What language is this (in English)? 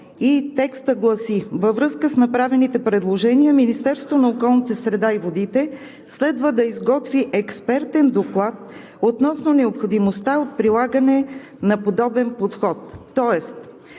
Bulgarian